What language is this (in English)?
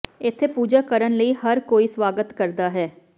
Punjabi